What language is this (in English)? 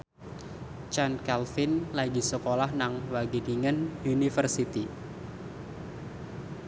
Javanese